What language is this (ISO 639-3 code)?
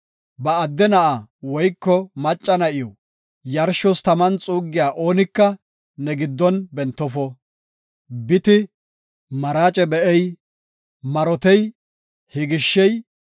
gof